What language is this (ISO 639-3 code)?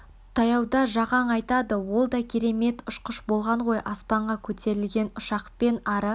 kaz